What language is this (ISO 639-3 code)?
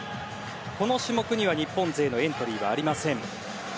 jpn